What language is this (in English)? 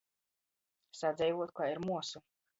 Latgalian